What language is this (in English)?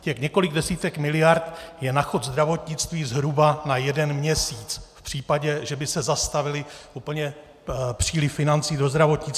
Czech